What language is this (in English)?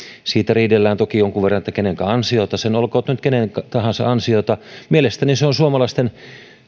Finnish